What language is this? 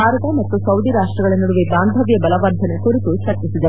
Kannada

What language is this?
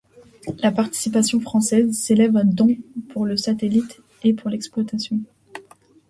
French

